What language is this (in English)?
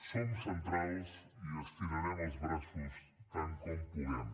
Catalan